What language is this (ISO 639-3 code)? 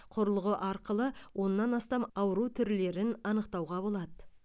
kaz